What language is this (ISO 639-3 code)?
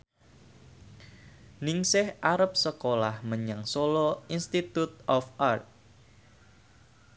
jav